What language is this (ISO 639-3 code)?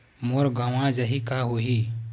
hne